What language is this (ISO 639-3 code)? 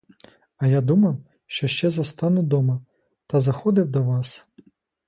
ukr